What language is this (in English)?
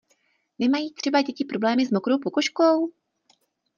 Czech